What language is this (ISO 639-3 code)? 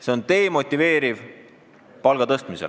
est